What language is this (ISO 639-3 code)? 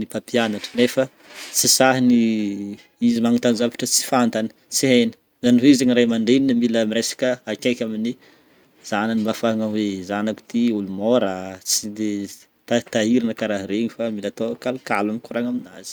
bmm